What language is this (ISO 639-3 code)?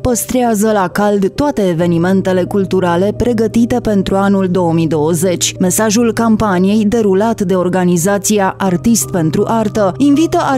ron